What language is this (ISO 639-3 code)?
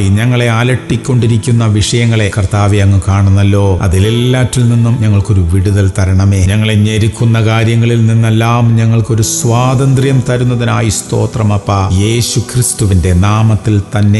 ara